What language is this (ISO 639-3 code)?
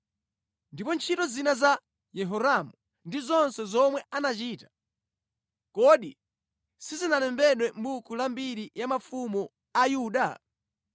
nya